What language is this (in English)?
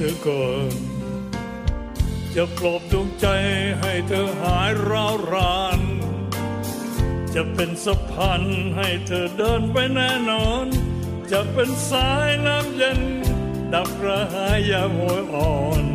Thai